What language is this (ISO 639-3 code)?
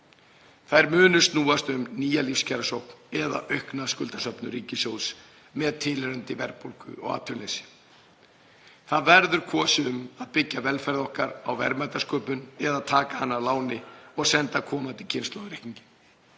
isl